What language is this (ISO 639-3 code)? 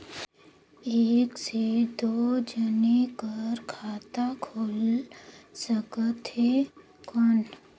hne